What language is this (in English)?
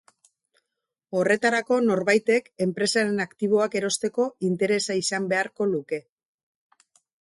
Basque